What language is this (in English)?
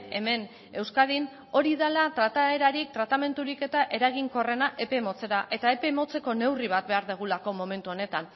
Basque